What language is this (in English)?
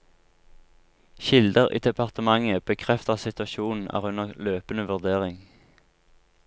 Norwegian